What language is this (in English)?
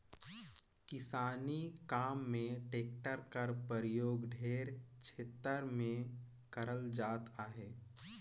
Chhattisgarhi